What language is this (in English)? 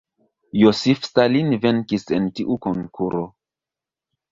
Esperanto